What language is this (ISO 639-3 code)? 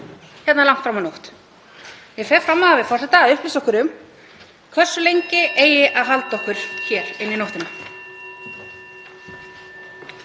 isl